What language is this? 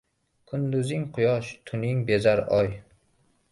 Uzbek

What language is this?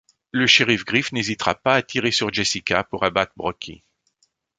French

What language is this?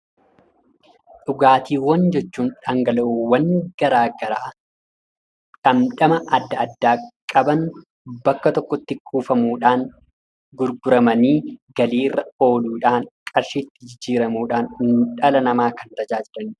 Oromo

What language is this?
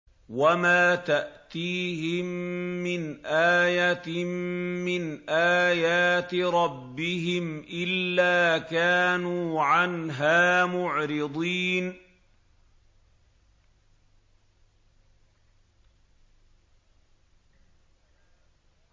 Arabic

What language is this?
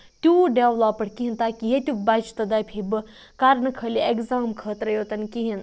Kashmiri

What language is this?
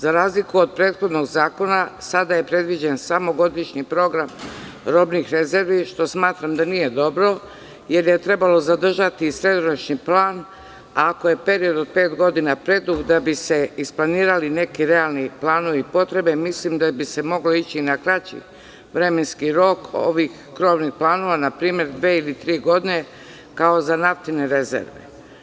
Serbian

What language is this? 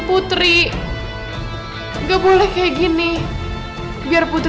Indonesian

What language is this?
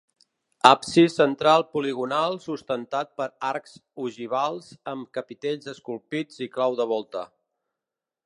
Catalan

